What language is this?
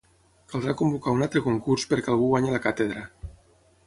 Catalan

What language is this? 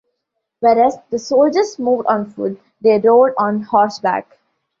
English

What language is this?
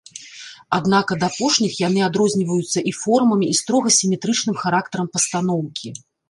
Belarusian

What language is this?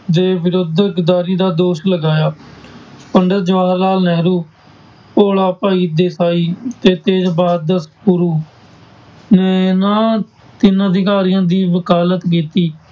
Punjabi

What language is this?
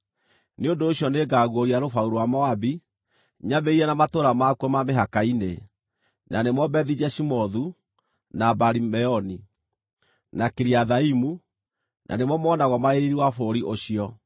Kikuyu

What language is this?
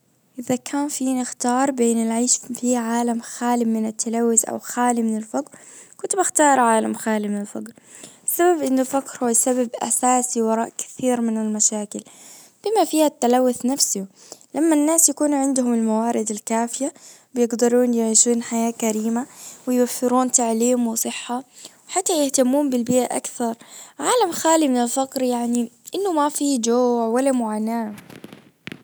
Najdi Arabic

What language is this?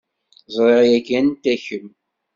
Kabyle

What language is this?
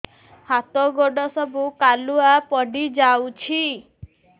Odia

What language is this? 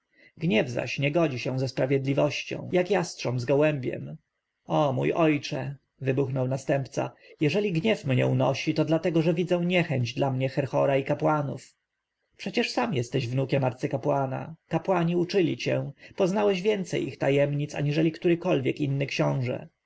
Polish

